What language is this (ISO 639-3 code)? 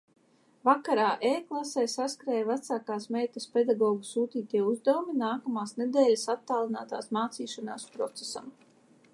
lav